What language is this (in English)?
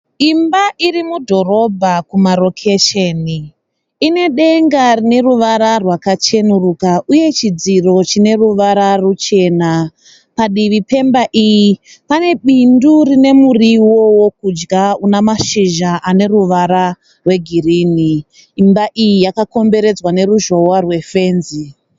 Shona